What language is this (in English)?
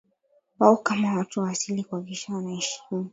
Swahili